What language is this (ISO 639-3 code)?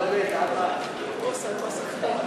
heb